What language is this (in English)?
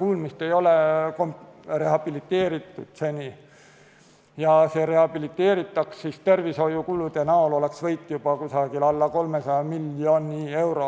Estonian